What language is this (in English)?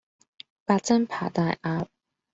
Cantonese